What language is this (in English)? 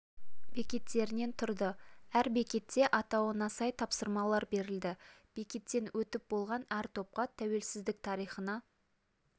Kazakh